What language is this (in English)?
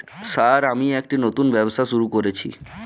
Bangla